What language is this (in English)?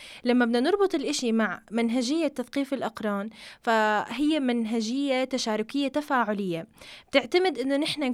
Arabic